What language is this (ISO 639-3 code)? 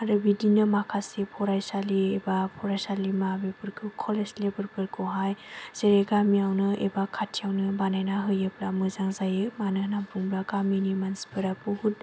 brx